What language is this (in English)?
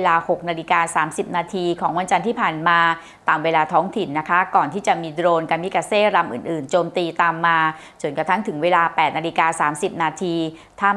Thai